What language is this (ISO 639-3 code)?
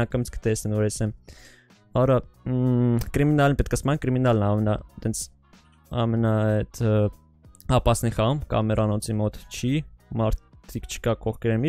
tur